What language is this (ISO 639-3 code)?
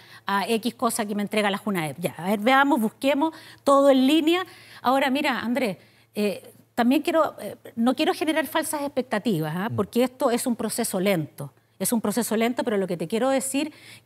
spa